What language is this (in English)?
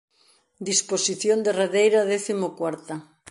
Galician